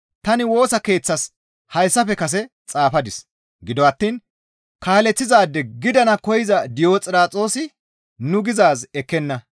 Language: Gamo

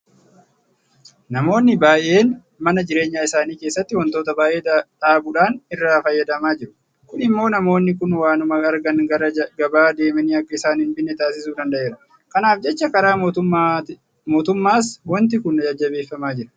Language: Oromo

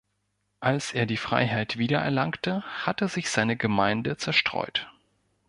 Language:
German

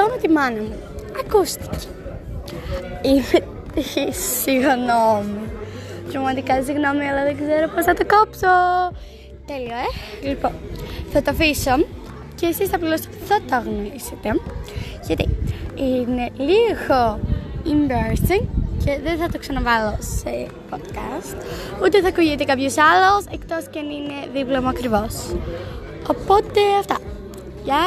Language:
Greek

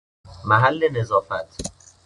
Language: Persian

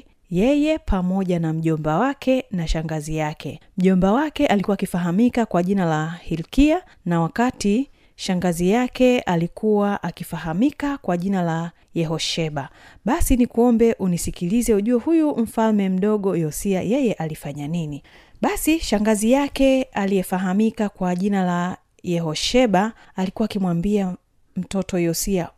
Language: Swahili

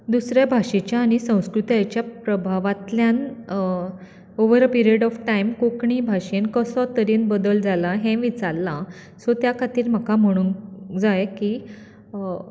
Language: Konkani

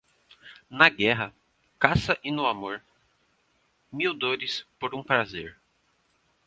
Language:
Portuguese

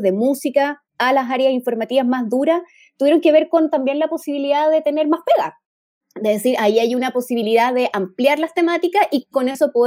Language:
Spanish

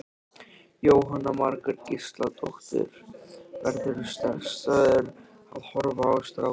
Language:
Icelandic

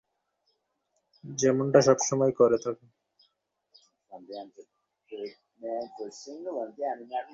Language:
Bangla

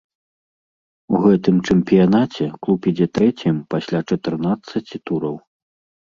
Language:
Belarusian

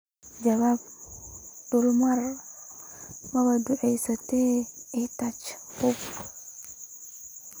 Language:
Somali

